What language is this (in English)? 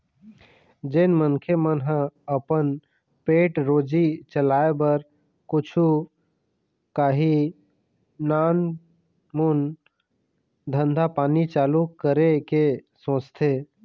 Chhattisgarhi